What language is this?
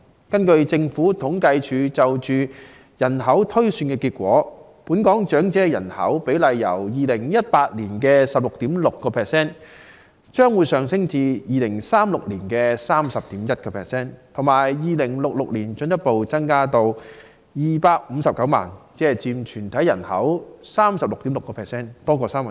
Cantonese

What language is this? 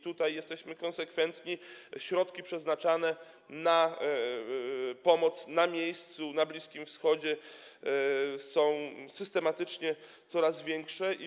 Polish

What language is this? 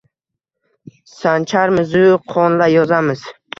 Uzbek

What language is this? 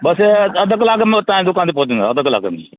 Sindhi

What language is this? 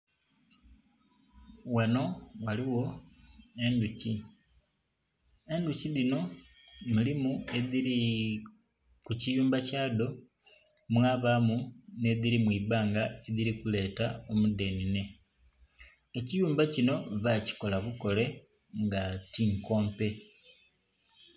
Soga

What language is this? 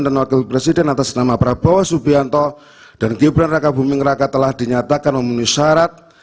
Indonesian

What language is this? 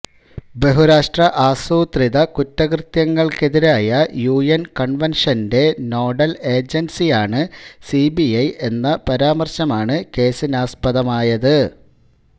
Malayalam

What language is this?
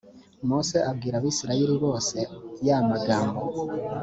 Kinyarwanda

